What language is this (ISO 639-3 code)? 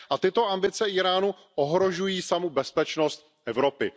ces